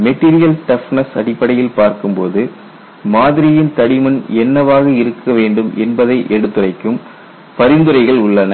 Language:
Tamil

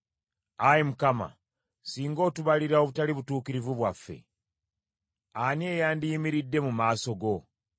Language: Ganda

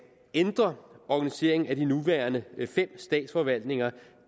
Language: Danish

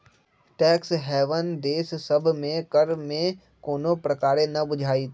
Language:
Magahi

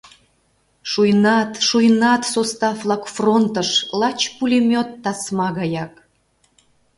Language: Mari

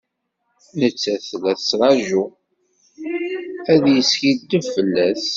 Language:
Kabyle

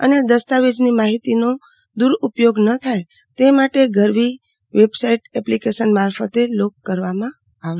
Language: Gujarati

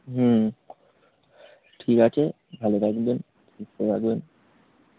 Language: Bangla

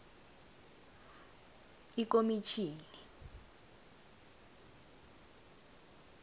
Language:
South Ndebele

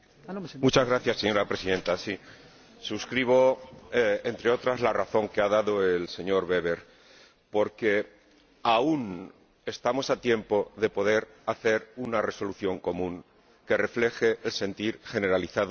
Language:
Spanish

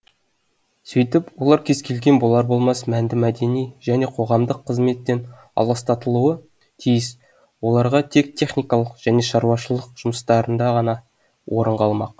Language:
Kazakh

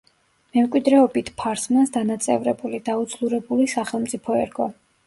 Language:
Georgian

